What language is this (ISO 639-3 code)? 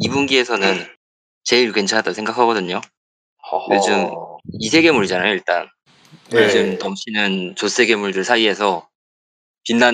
kor